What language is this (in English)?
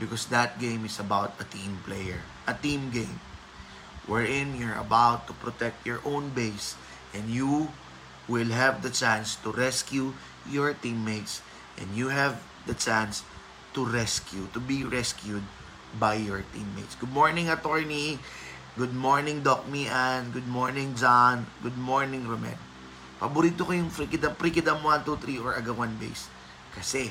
Filipino